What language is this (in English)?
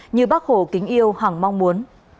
Vietnamese